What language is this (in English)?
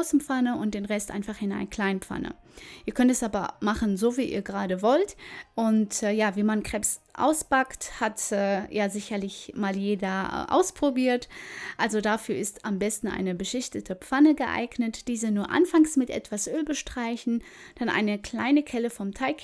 German